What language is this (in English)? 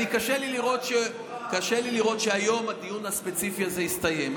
Hebrew